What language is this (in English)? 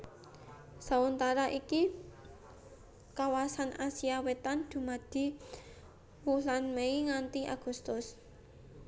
Javanese